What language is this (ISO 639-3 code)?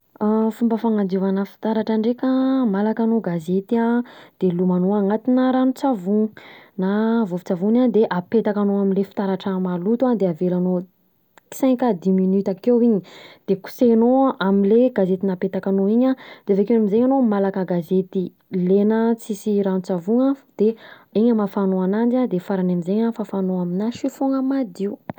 bzc